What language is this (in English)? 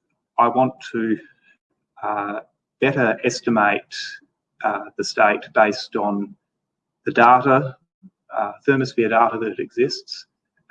English